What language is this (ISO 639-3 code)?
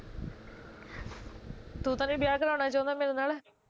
pan